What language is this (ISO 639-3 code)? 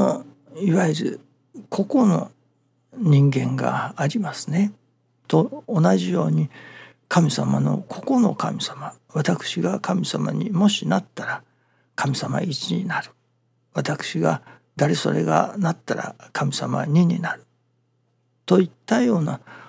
jpn